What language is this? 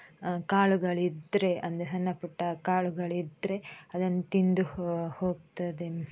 Kannada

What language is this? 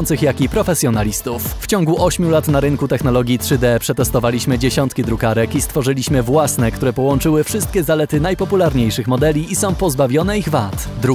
Polish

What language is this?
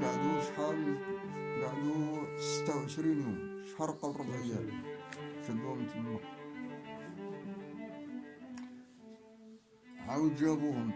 Arabic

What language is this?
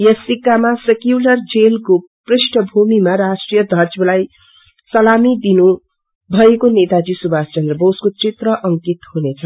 Nepali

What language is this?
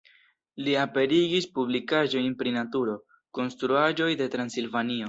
Esperanto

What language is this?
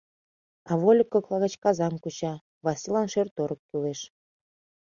Mari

